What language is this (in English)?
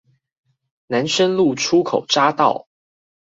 Chinese